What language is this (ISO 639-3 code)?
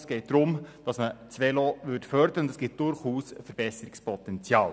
gsw